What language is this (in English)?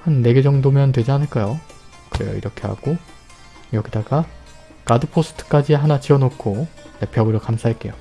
Korean